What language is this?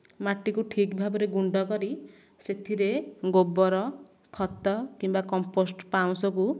Odia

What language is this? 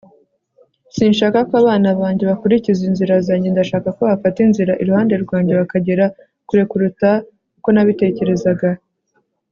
Kinyarwanda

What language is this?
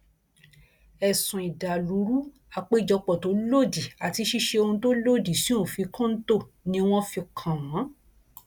Yoruba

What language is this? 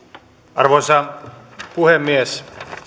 Finnish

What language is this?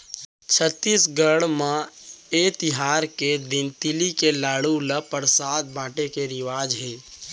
Chhattisgarhi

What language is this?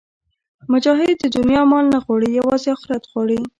Pashto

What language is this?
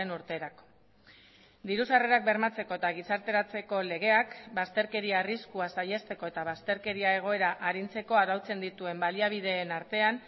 Basque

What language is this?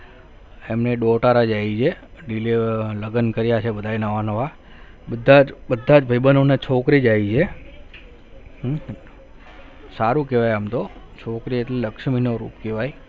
Gujarati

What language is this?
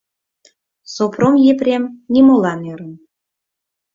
Mari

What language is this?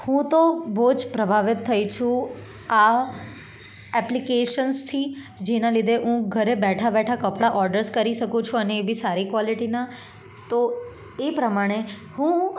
Gujarati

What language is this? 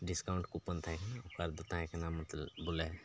Santali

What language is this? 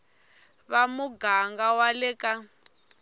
Tsonga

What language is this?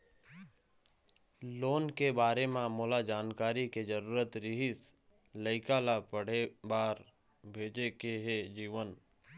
Chhattisgarhi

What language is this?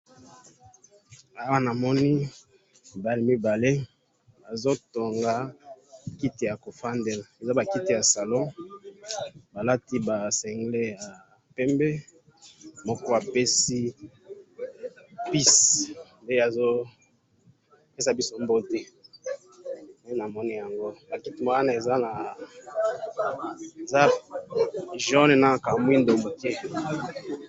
Lingala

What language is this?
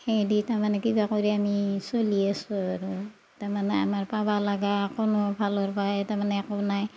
Assamese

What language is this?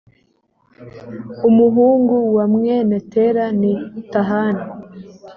Kinyarwanda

